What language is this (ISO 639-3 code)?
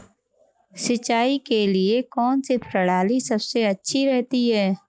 hin